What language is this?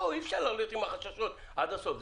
Hebrew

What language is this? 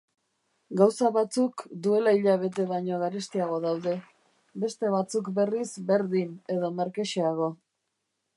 Basque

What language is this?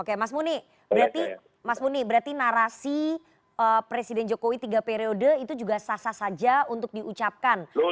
Indonesian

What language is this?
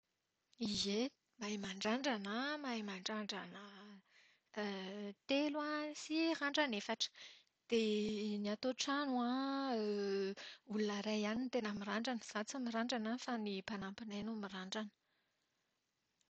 Malagasy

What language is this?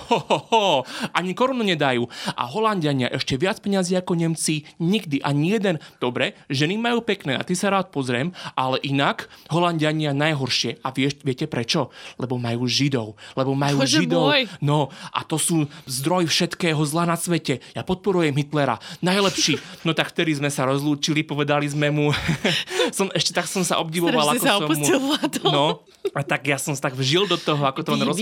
Slovak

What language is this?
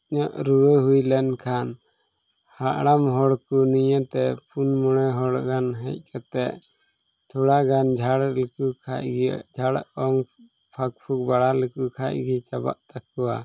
Santali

